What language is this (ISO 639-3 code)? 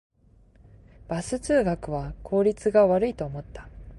jpn